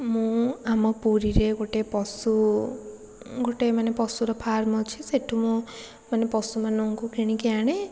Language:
Odia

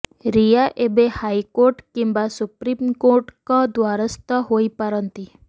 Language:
Odia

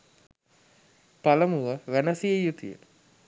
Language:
Sinhala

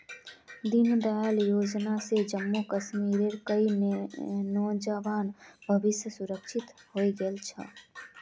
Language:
Magahi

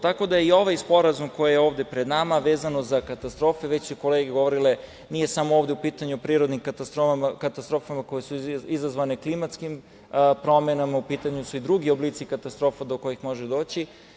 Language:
Serbian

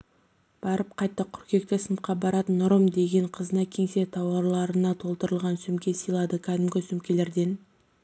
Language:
Kazakh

